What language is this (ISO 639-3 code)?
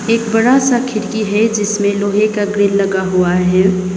hin